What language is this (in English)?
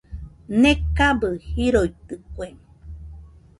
Nüpode Huitoto